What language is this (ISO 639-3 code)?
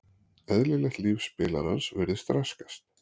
isl